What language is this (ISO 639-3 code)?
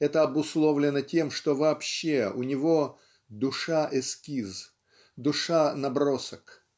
rus